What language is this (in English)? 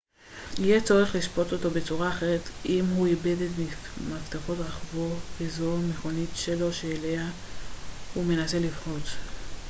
Hebrew